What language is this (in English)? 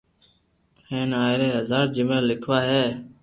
Loarki